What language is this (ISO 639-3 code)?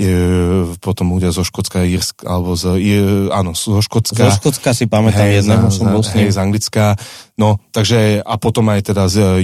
slk